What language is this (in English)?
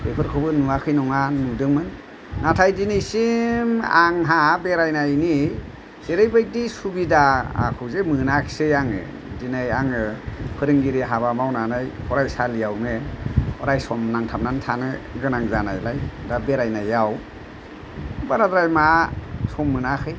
Bodo